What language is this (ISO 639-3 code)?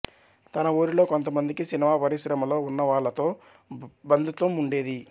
tel